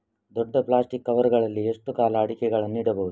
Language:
Kannada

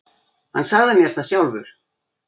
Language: Icelandic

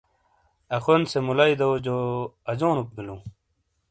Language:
Shina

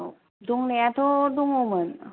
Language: Bodo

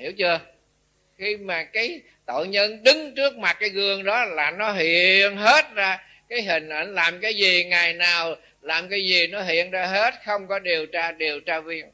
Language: Vietnamese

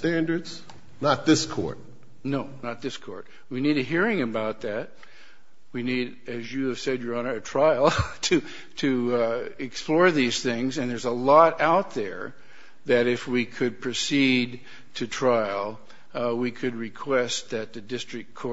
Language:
English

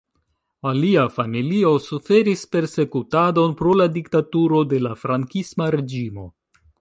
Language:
Esperanto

